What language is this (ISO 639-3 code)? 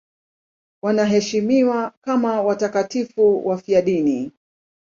swa